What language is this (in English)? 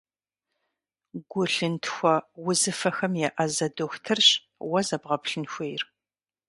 Kabardian